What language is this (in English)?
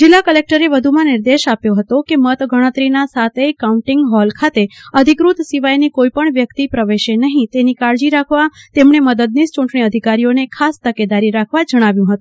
Gujarati